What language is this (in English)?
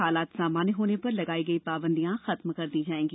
Hindi